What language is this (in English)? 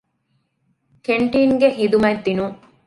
Divehi